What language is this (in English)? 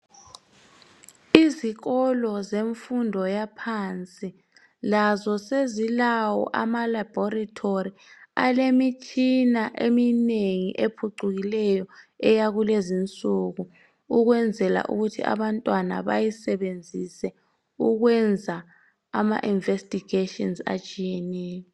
North Ndebele